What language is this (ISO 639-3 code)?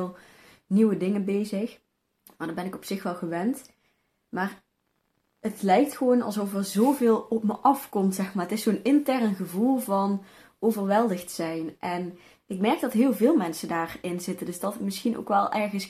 nld